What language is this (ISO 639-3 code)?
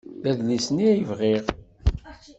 kab